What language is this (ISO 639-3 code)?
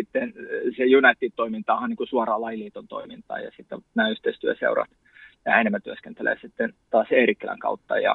fin